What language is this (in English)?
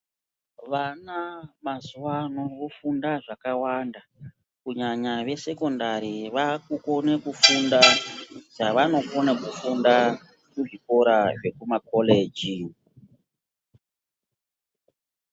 Ndau